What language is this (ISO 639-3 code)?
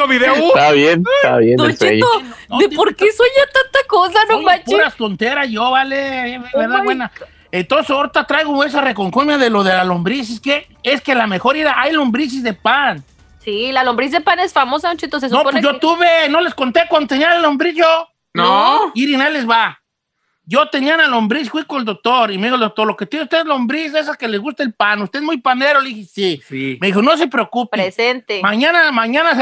spa